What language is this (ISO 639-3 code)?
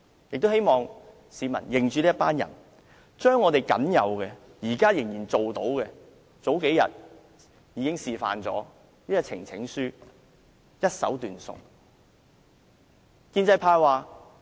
yue